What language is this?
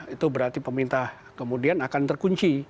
Indonesian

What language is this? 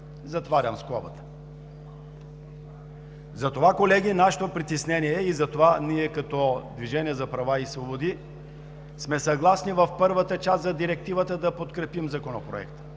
Bulgarian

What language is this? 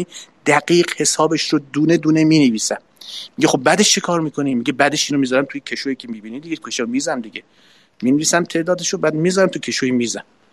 Persian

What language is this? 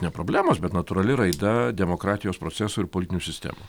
Lithuanian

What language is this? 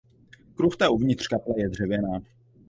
Czech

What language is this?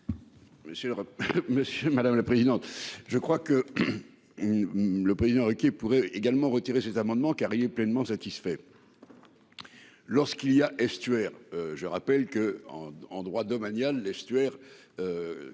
French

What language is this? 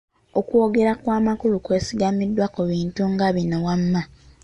Ganda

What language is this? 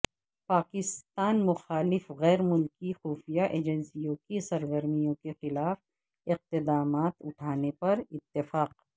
Urdu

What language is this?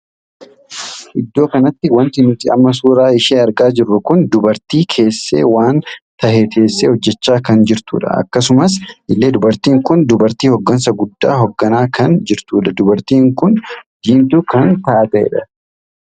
Oromo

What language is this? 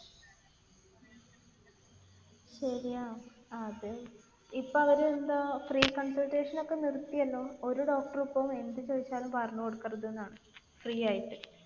Malayalam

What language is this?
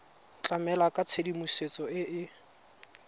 Tswana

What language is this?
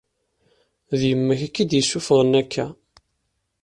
Kabyle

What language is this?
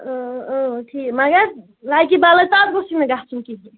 Kashmiri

